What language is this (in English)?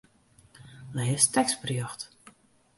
Western Frisian